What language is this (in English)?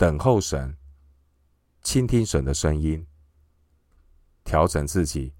Chinese